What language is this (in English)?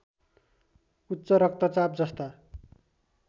Nepali